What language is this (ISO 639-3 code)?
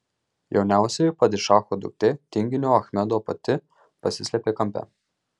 lit